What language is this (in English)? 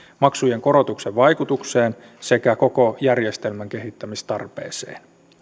Finnish